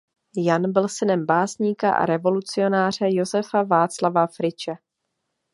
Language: Czech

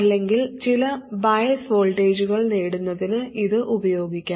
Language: Malayalam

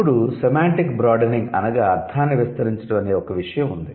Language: Telugu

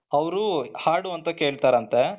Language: Kannada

